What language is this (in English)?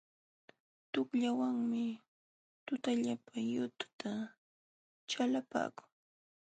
Jauja Wanca Quechua